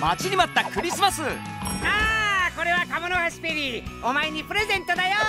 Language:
Japanese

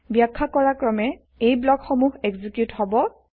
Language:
Assamese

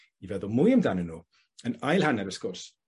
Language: Welsh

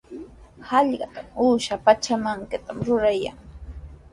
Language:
Sihuas Ancash Quechua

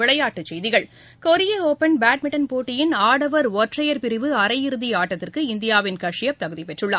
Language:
Tamil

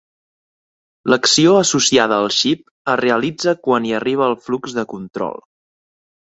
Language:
Catalan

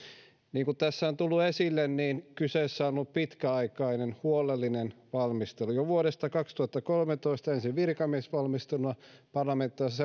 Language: Finnish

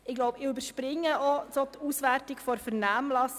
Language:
Swiss German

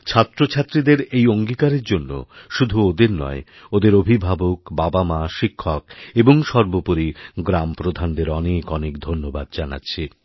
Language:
Bangla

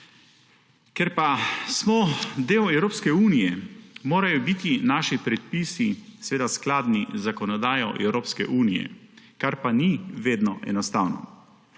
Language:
Slovenian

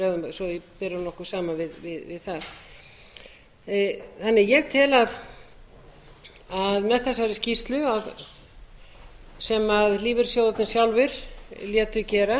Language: Icelandic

